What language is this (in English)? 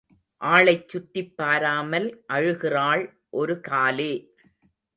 Tamil